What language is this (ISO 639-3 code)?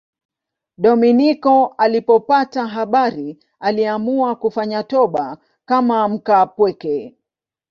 swa